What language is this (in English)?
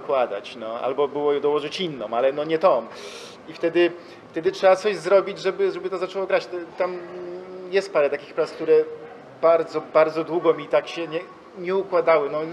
Polish